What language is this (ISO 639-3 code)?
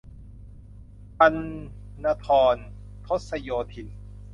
tha